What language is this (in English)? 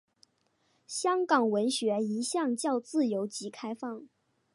Chinese